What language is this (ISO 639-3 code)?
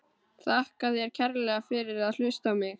isl